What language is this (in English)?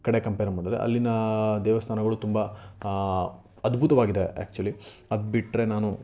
Kannada